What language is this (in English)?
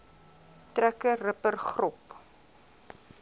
Afrikaans